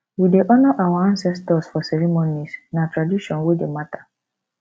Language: Nigerian Pidgin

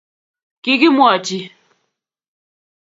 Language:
Kalenjin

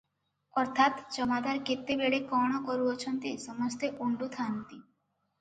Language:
Odia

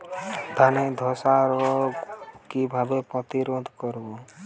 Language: Bangla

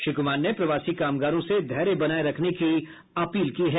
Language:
Hindi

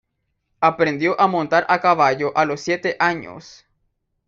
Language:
Spanish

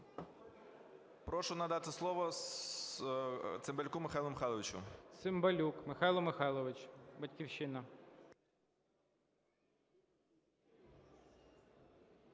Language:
Ukrainian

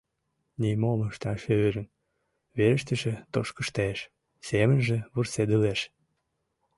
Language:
Mari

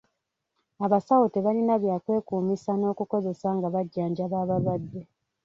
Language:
Ganda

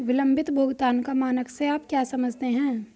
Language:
Hindi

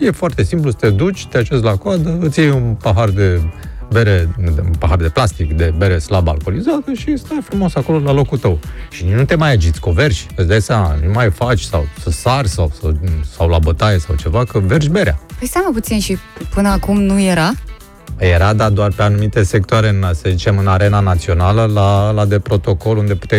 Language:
Romanian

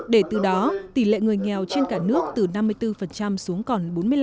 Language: Vietnamese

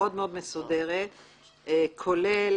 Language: Hebrew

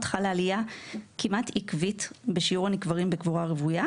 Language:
Hebrew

